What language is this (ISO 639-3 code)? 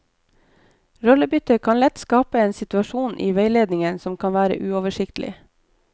nor